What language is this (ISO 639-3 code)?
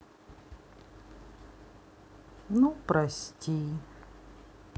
rus